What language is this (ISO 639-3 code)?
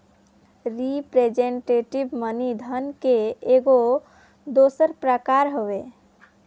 bho